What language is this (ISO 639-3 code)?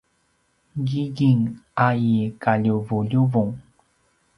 pwn